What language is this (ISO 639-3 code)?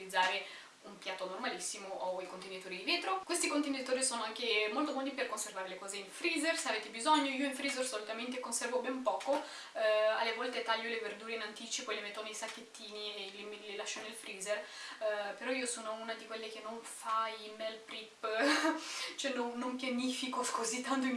ita